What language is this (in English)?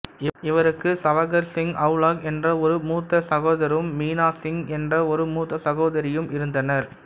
Tamil